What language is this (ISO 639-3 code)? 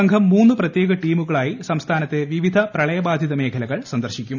mal